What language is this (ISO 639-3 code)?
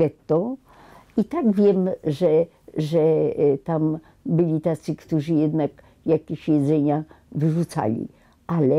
pol